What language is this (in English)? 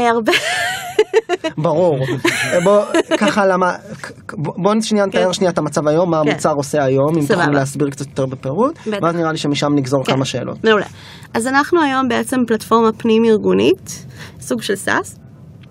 Hebrew